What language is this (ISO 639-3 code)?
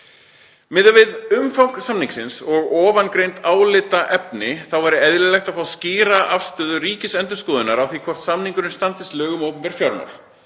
isl